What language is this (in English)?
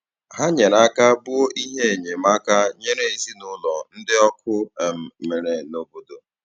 Igbo